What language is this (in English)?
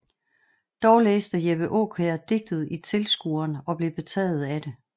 Danish